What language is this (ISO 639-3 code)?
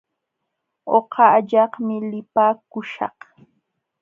qxw